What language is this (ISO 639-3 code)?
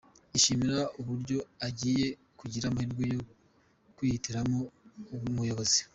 kin